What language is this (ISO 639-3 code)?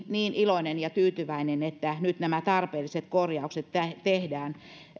fin